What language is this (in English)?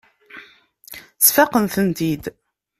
Kabyle